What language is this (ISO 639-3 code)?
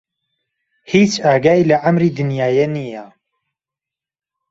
ckb